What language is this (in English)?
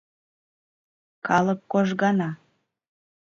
Mari